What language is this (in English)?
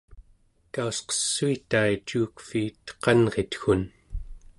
Central Yupik